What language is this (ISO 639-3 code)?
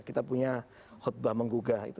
ind